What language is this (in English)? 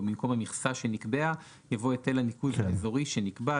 Hebrew